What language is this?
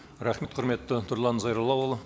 Kazakh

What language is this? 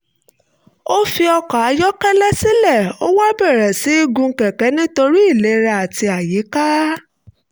Yoruba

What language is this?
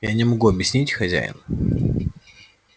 Russian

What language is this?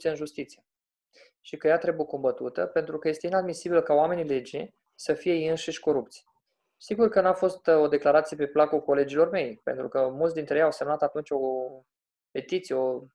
Romanian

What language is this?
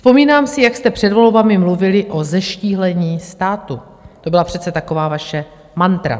Czech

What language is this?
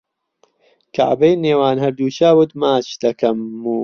Central Kurdish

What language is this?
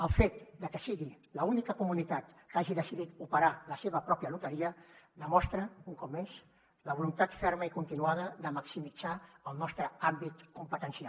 Catalan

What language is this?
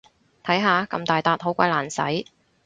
Cantonese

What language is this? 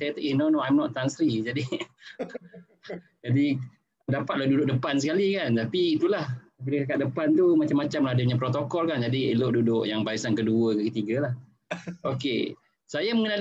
Malay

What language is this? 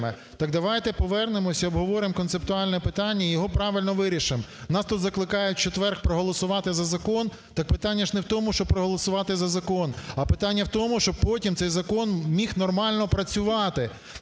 Ukrainian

